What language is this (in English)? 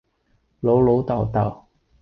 Cantonese